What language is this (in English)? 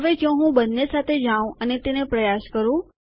Gujarati